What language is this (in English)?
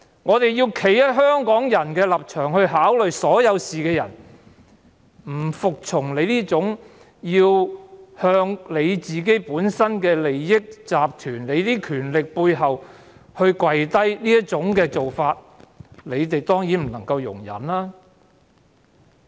Cantonese